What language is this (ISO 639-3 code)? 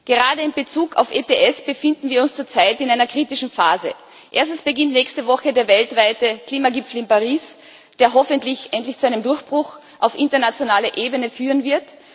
deu